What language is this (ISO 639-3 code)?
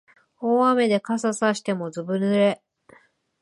jpn